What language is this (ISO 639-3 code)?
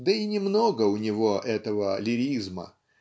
rus